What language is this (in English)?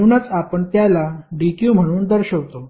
Marathi